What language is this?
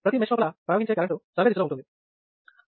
Telugu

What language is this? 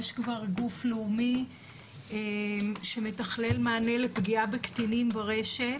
Hebrew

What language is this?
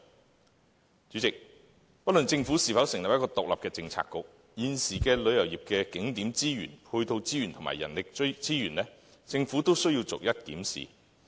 Cantonese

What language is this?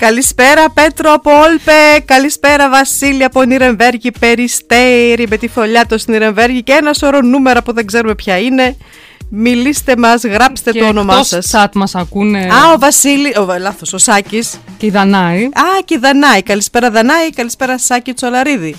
Greek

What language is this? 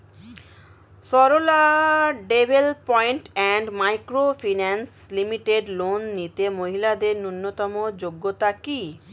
Bangla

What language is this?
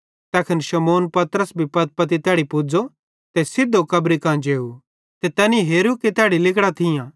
Bhadrawahi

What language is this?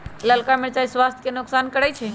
Magahi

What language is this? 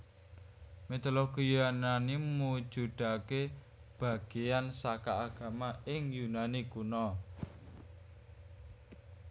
Javanese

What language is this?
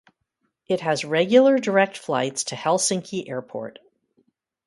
English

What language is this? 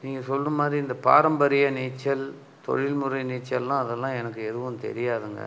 Tamil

